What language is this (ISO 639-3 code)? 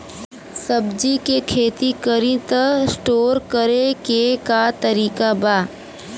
bho